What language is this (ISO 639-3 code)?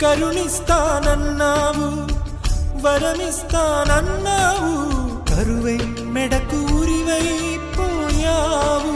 tel